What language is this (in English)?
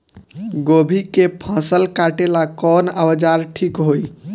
Bhojpuri